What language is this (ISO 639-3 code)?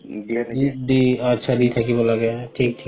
asm